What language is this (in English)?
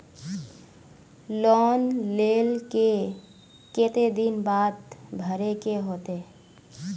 Magahi